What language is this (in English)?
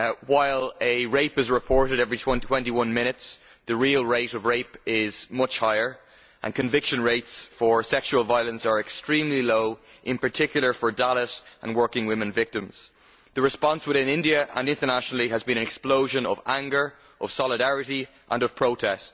English